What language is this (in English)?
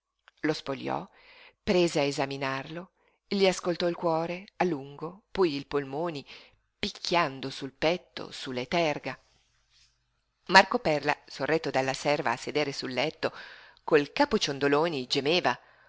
Italian